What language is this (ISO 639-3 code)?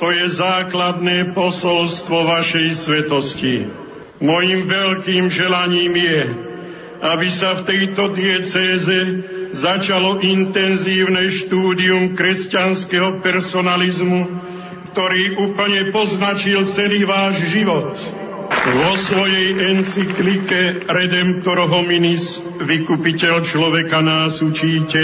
slk